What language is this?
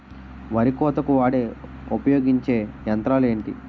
Telugu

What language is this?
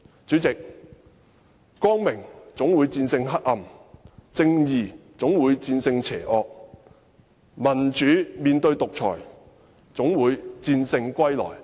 Cantonese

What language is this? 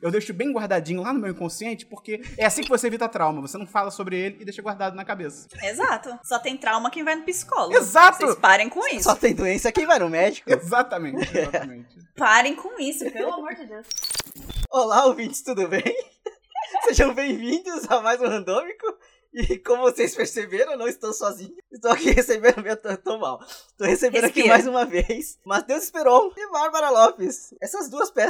Portuguese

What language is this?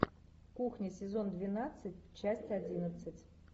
Russian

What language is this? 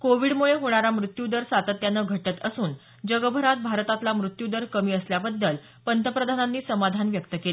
Marathi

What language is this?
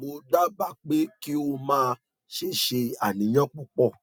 Yoruba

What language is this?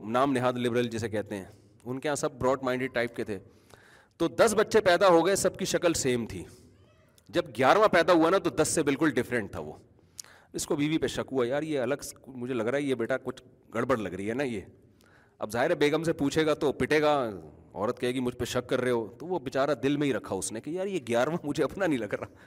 Urdu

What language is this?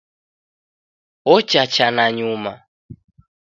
Taita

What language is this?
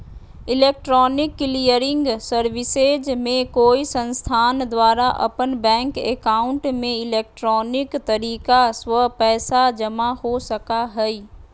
Magahi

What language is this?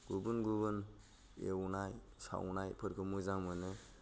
Bodo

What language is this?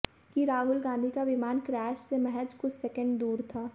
Hindi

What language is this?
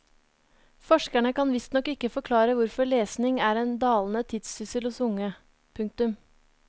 Norwegian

